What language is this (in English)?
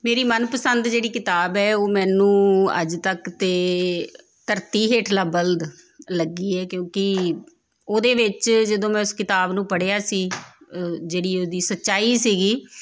Punjabi